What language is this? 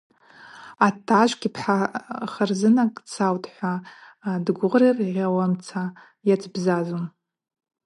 Abaza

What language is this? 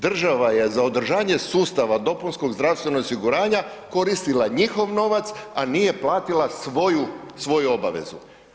Croatian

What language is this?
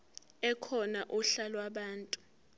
Zulu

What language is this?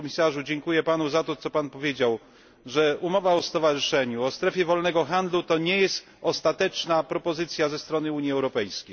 Polish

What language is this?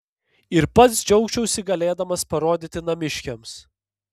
Lithuanian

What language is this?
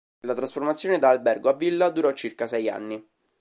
Italian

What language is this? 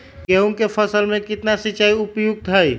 Magahi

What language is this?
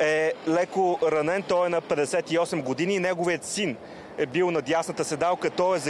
Bulgarian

